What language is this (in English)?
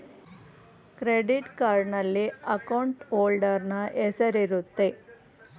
Kannada